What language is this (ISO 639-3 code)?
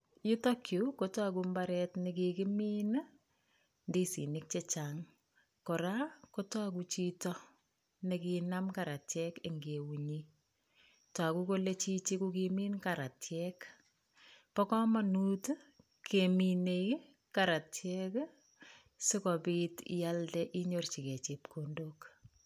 kln